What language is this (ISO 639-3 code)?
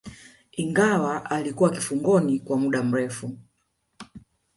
swa